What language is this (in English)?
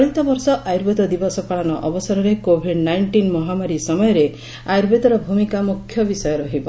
Odia